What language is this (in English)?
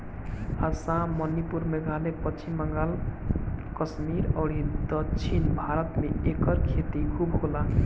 Bhojpuri